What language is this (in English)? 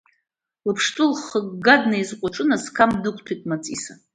Abkhazian